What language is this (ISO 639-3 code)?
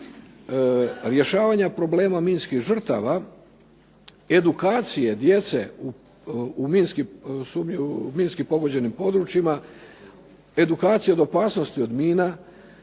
hrv